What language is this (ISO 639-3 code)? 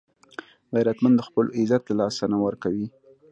pus